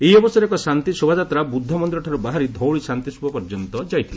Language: Odia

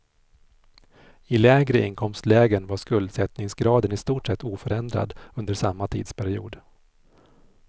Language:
Swedish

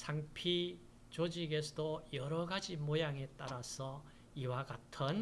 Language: Korean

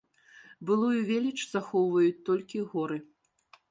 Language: Belarusian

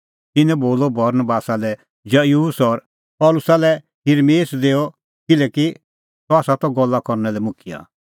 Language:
Kullu Pahari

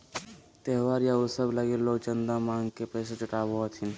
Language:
Magahi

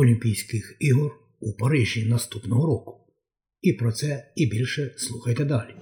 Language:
Ukrainian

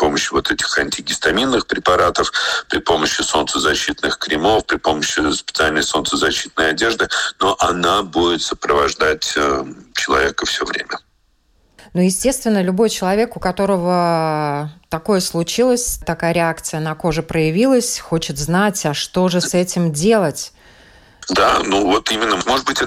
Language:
Russian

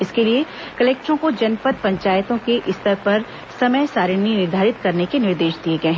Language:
Hindi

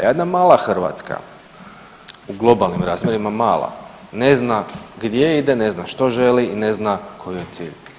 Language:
Croatian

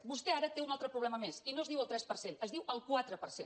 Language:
Catalan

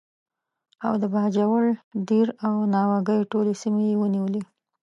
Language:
Pashto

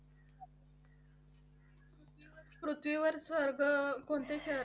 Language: Marathi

